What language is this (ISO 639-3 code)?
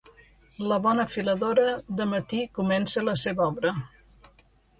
cat